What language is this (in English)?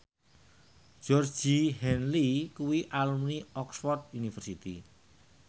Javanese